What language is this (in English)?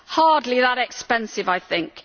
English